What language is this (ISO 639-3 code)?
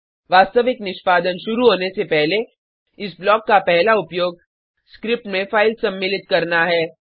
hin